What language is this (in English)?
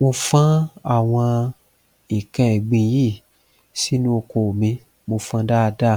Yoruba